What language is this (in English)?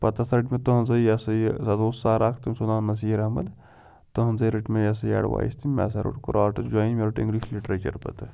Kashmiri